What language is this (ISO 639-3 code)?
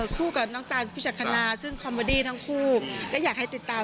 tha